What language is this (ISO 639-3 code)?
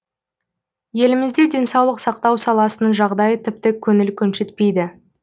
kaz